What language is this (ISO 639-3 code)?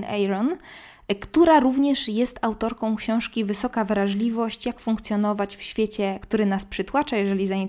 pol